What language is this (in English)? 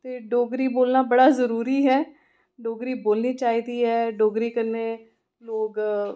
Dogri